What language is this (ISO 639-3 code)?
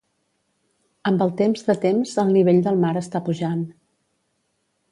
cat